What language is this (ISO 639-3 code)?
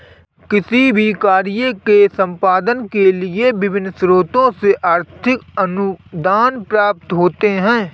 hin